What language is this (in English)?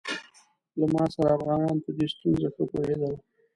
Pashto